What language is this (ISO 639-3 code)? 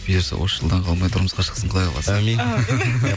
kaz